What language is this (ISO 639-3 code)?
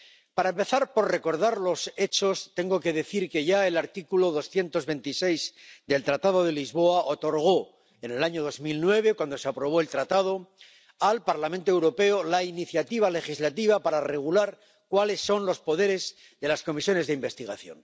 spa